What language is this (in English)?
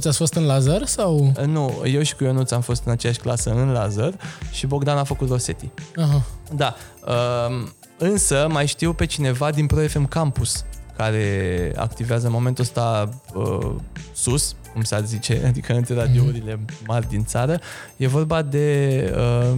Romanian